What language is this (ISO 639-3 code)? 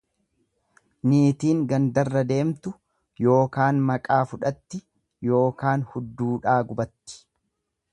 orm